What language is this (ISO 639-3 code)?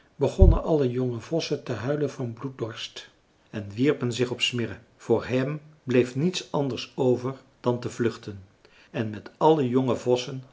nld